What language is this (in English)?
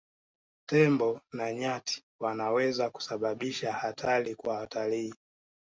Swahili